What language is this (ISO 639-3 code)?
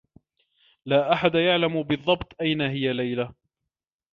ara